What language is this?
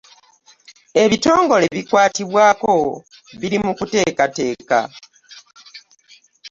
Ganda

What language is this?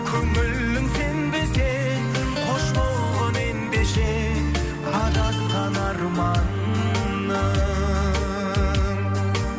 Kazakh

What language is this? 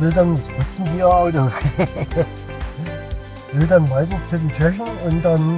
German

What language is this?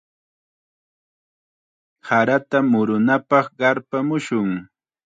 Chiquián Ancash Quechua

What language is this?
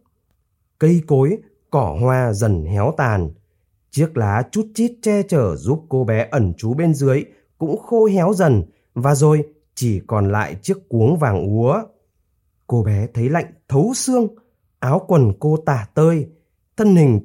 Vietnamese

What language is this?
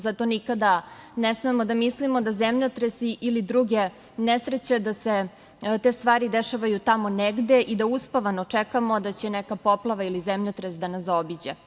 Serbian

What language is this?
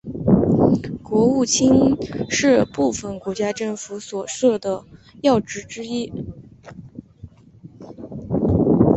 Chinese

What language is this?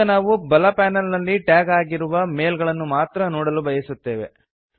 Kannada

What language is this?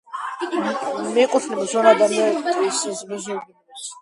Georgian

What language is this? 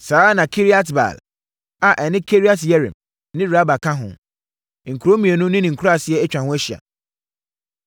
Akan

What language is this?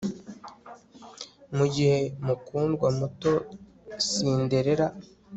Kinyarwanda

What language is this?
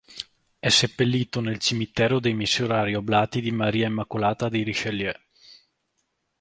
Italian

